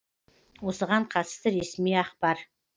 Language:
Kazakh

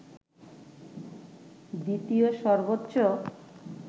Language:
Bangla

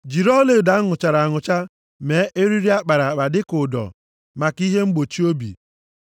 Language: Igbo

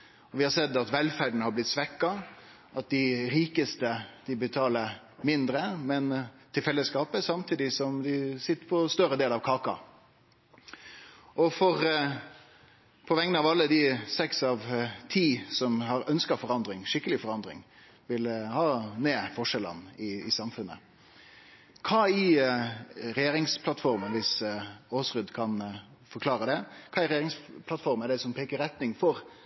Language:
Norwegian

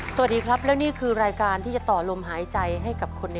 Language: Thai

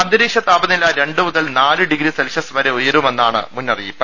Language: Malayalam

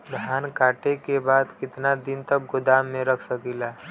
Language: Bhojpuri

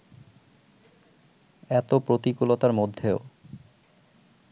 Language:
Bangla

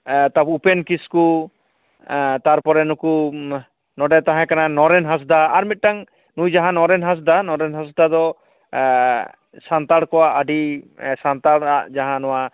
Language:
Santali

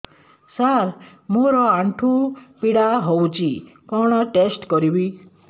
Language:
Odia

